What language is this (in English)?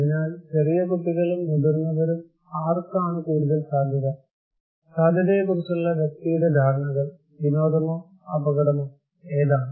Malayalam